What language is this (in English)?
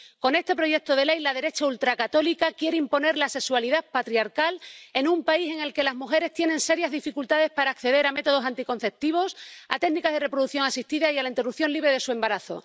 Spanish